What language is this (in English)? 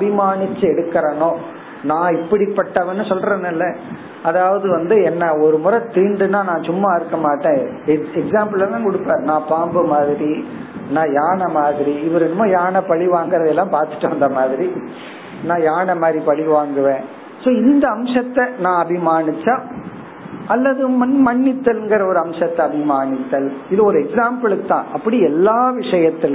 Tamil